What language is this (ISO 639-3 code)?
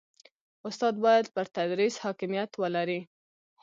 pus